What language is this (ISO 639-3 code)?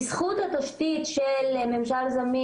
heb